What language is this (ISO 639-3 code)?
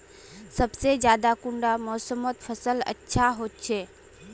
mag